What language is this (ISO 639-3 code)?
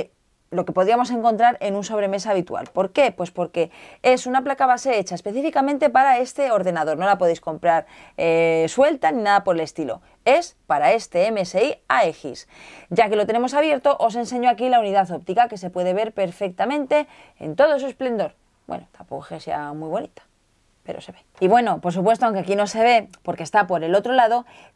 spa